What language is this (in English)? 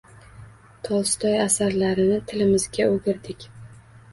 Uzbek